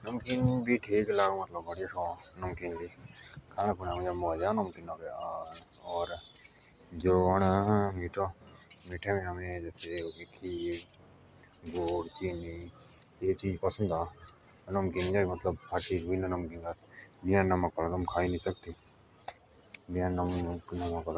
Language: Jaunsari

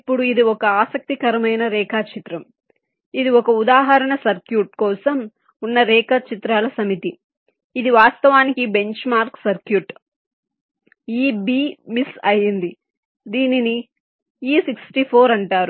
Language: Telugu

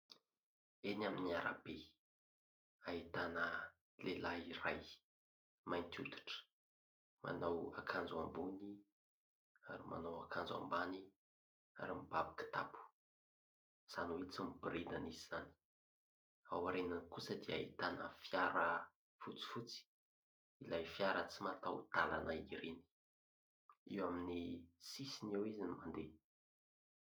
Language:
Malagasy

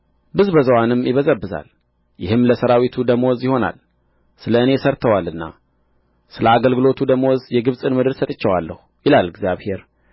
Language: Amharic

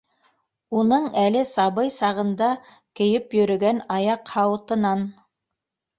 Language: Bashkir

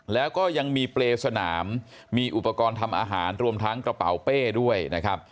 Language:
Thai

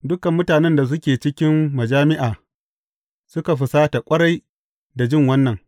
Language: Hausa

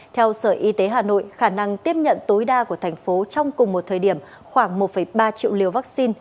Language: Vietnamese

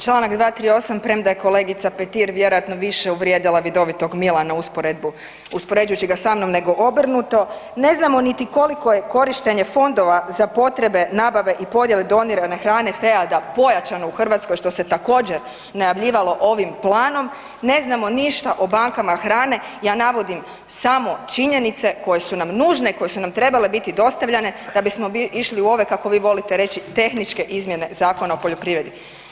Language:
Croatian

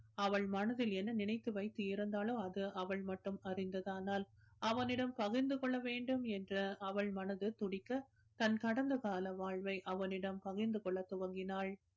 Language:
Tamil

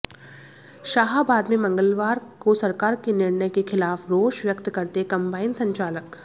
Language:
Hindi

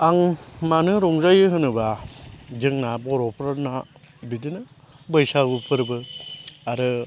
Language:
Bodo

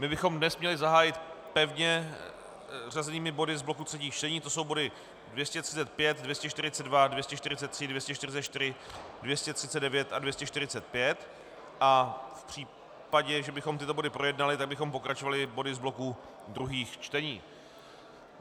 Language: Czech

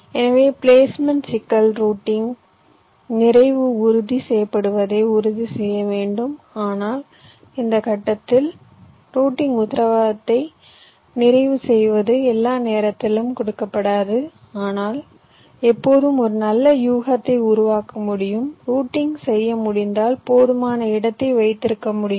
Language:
Tamil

